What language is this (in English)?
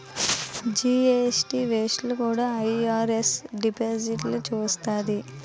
Telugu